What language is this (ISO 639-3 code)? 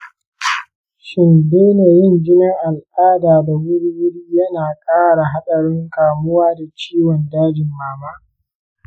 hau